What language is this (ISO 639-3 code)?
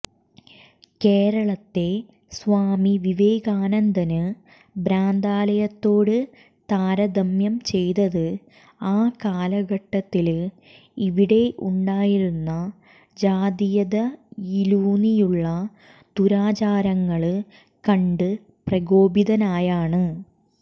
mal